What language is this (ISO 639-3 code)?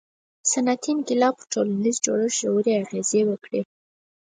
pus